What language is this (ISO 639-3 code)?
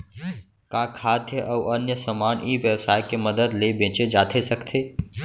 hne